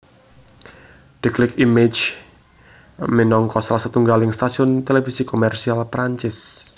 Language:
Javanese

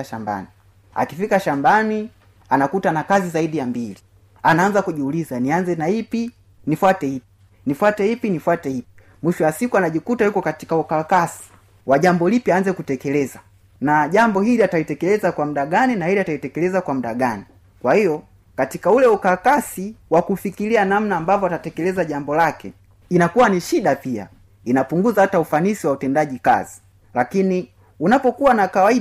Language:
Swahili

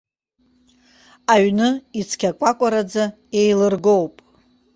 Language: Abkhazian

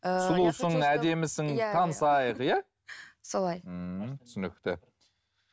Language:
Kazakh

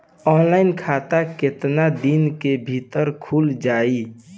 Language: Bhojpuri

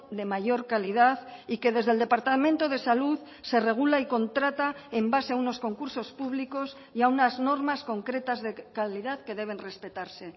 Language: Spanish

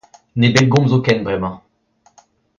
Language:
Breton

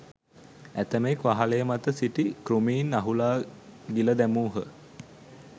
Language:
Sinhala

